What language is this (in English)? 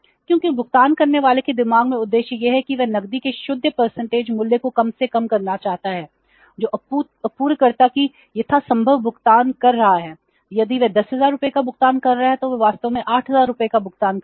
Hindi